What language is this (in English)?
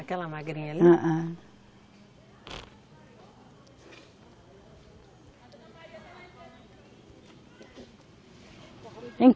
Portuguese